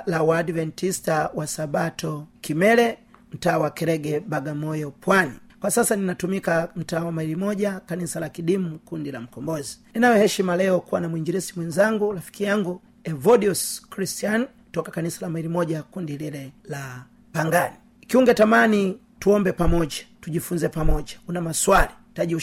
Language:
Swahili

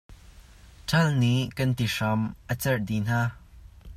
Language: Hakha Chin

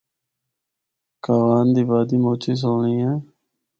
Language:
Northern Hindko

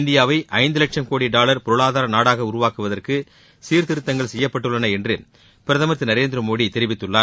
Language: Tamil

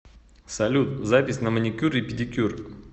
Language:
Russian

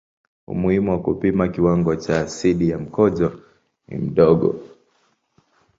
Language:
Swahili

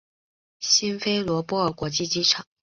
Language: Chinese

